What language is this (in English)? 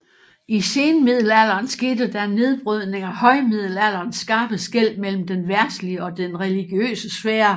Danish